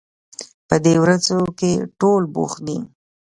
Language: Pashto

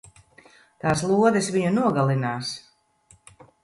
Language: Latvian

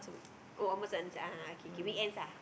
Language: English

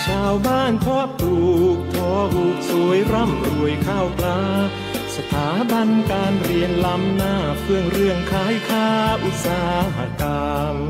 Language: Thai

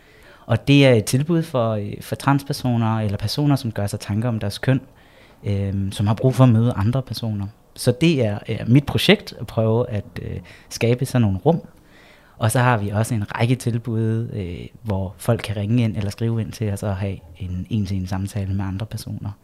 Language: Danish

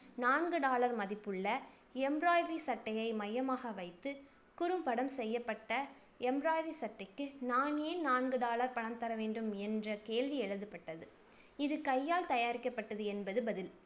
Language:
Tamil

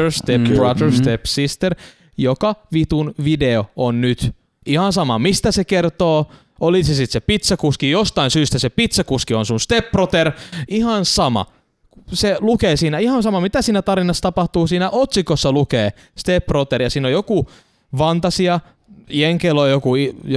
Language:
Finnish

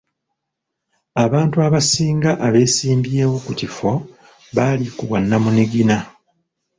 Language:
Ganda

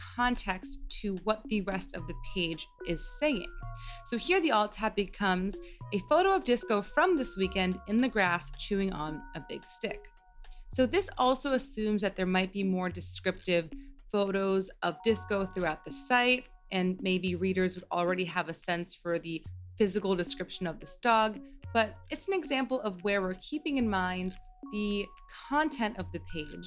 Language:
English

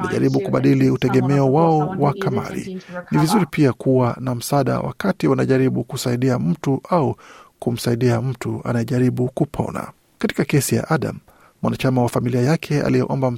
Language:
Swahili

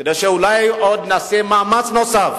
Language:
Hebrew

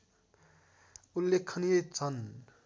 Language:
Nepali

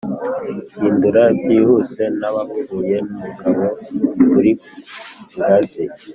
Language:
Kinyarwanda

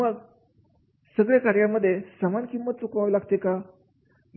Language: Marathi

